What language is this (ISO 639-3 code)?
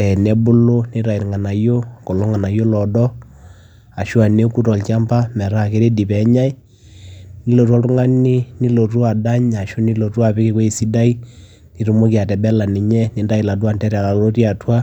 mas